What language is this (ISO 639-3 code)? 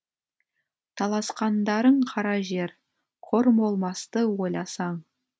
kaz